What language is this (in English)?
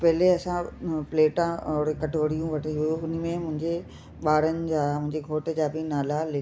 Sindhi